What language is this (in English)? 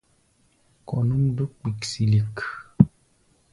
Gbaya